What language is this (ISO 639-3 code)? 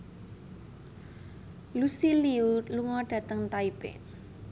jav